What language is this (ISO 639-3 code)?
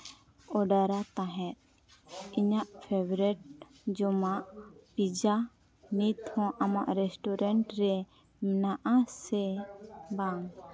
sat